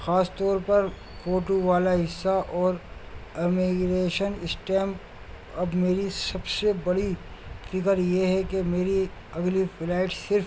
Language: Urdu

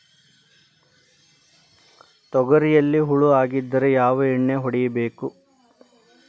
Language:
Kannada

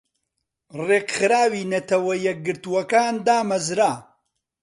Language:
Central Kurdish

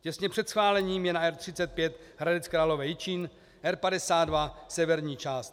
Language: Czech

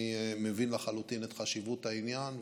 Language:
Hebrew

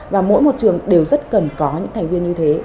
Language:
Vietnamese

